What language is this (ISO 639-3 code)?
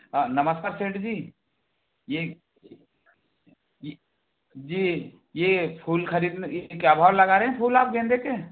hin